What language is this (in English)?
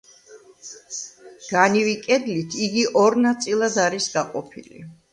Georgian